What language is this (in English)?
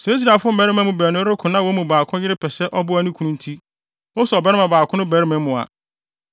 Akan